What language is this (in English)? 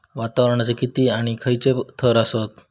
Marathi